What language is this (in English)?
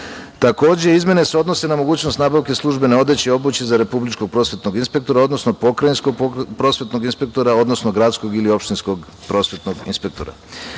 Serbian